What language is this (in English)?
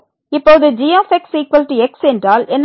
Tamil